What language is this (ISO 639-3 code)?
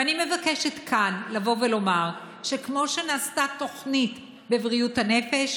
heb